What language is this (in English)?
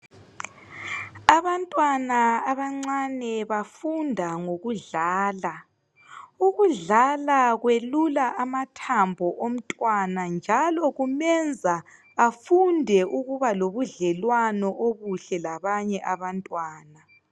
North Ndebele